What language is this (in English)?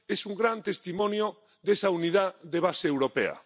Spanish